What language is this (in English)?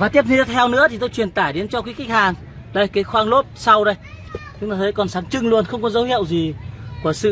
Vietnamese